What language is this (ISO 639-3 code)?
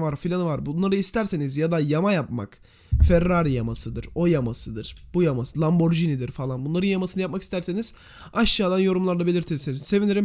tur